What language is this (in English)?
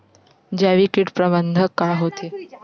Chhattisgarhi